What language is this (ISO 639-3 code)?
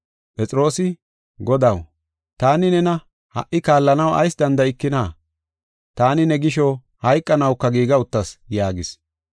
gof